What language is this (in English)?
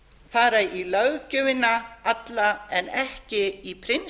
Icelandic